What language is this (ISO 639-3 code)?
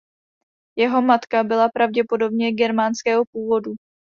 ces